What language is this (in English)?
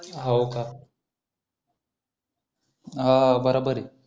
Marathi